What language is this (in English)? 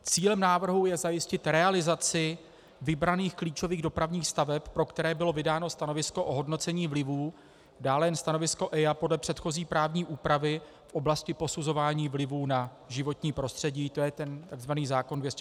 Czech